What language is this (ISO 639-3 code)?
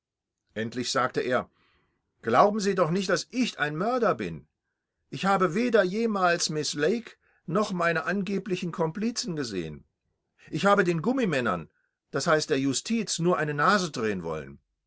deu